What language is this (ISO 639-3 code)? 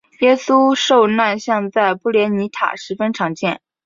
zho